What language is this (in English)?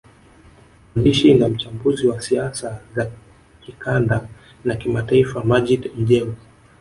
Swahili